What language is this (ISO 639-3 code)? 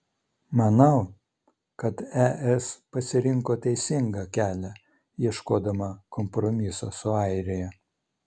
lit